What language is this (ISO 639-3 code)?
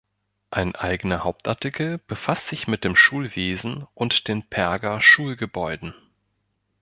deu